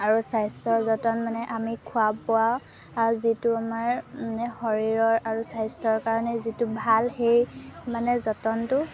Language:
Assamese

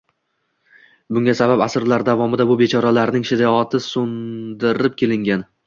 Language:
Uzbek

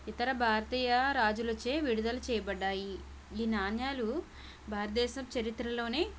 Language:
Telugu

